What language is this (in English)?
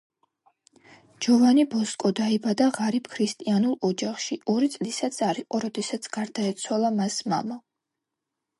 Georgian